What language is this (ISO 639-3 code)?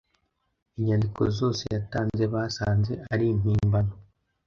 kin